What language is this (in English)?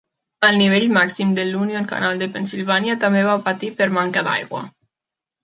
Catalan